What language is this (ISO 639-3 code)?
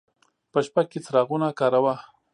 pus